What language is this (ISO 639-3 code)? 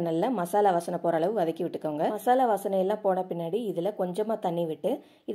ron